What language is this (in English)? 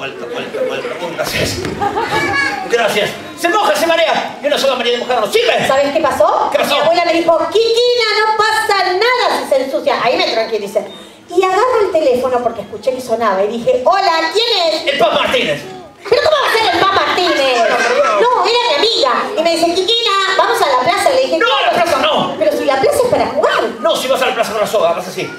Spanish